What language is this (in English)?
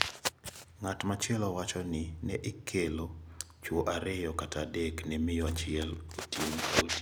Luo (Kenya and Tanzania)